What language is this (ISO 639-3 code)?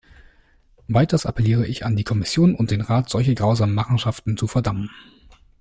deu